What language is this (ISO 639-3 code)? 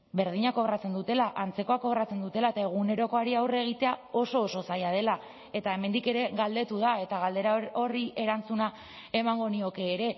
eus